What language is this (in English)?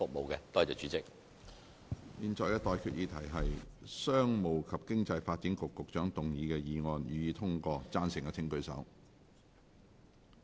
Cantonese